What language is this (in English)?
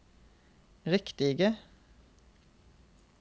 Norwegian